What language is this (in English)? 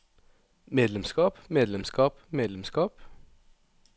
Norwegian